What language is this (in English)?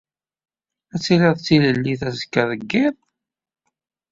Kabyle